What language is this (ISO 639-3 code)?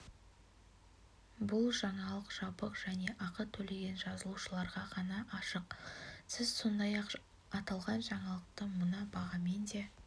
kaz